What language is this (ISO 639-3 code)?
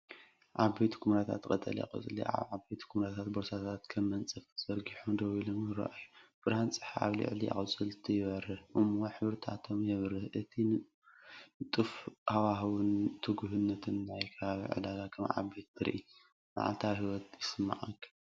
tir